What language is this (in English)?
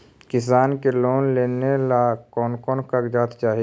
Magahi